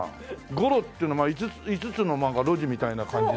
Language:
Japanese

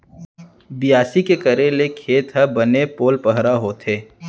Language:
Chhattisgarhi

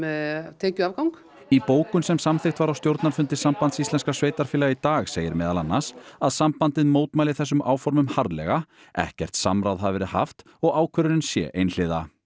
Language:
Icelandic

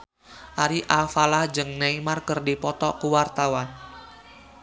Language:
Sundanese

